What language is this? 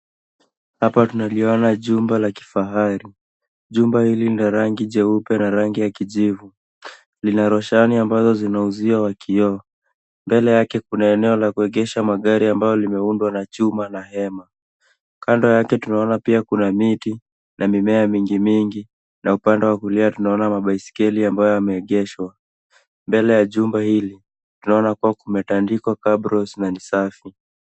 Swahili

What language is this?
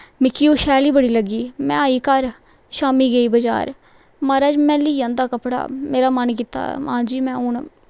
Dogri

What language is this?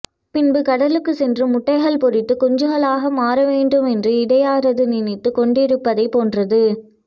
Tamil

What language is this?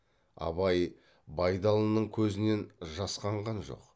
Kazakh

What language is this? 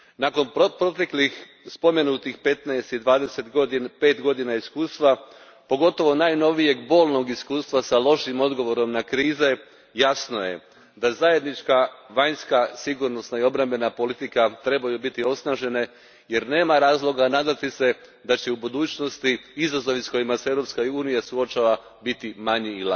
Croatian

